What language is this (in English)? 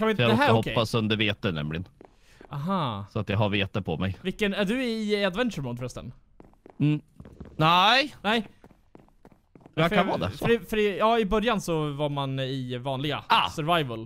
Swedish